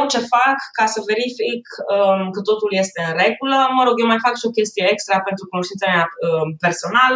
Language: Romanian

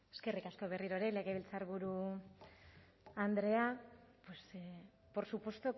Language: Basque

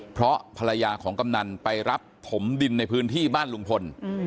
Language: Thai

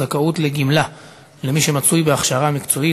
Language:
Hebrew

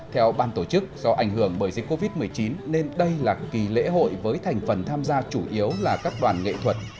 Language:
Vietnamese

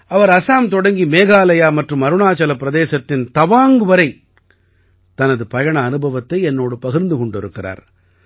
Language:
Tamil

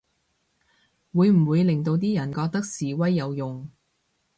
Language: Cantonese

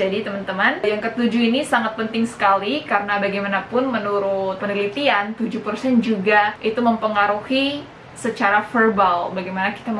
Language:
Indonesian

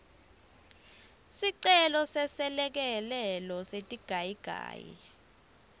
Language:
Swati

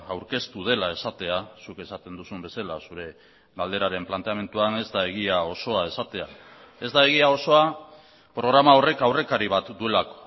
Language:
Basque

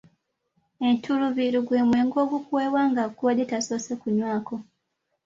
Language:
Ganda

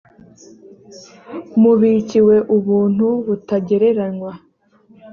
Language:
Kinyarwanda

